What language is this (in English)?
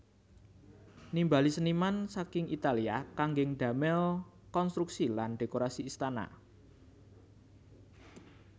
Javanese